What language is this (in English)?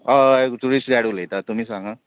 Konkani